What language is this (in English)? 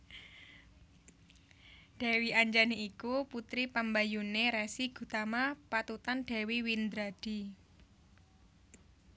Javanese